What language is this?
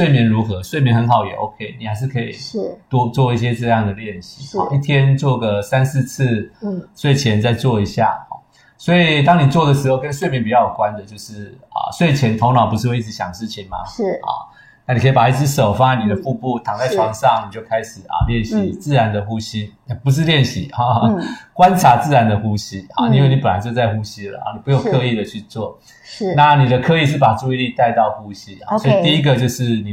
Chinese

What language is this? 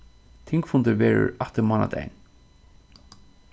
Faroese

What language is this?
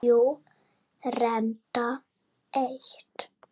Icelandic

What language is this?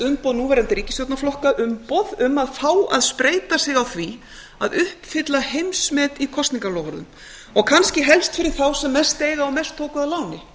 Icelandic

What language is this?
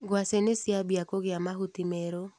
Kikuyu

